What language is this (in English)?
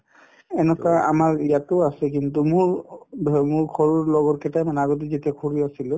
Assamese